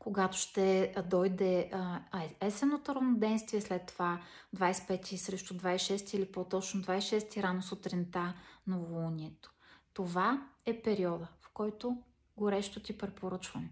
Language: Bulgarian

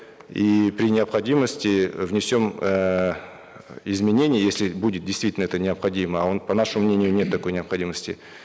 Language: Kazakh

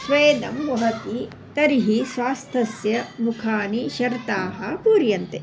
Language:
Sanskrit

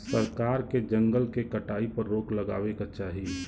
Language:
Bhojpuri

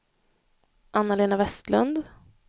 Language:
Swedish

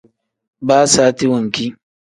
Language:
Tem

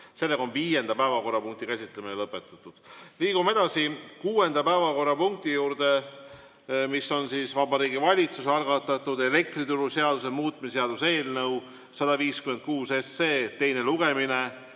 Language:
Estonian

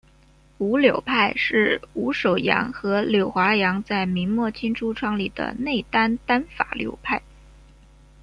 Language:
Chinese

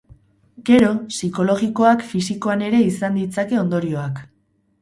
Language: Basque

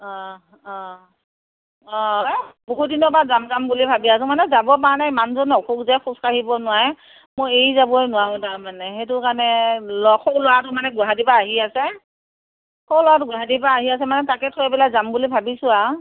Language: Assamese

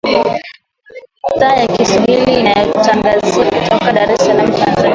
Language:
Swahili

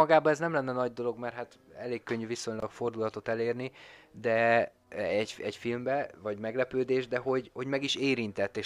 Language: Hungarian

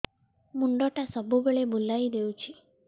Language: Odia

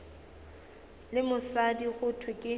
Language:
Northern Sotho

